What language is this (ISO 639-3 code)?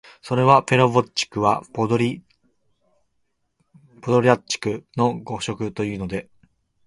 jpn